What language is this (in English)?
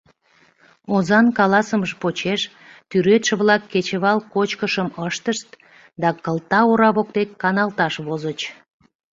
Mari